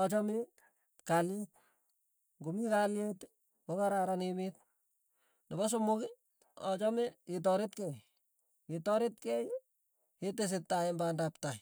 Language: Tugen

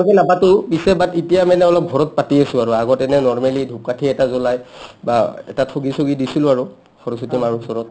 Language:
Assamese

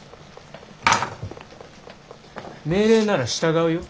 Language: Japanese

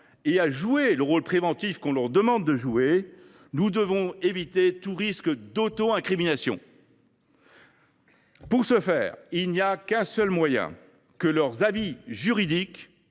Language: French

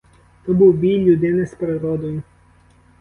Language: Ukrainian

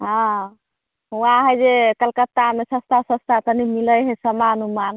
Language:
Maithili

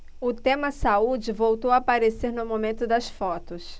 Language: Portuguese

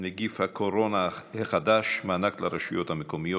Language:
Hebrew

